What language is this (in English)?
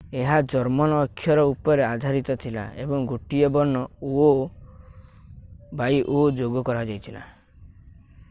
Odia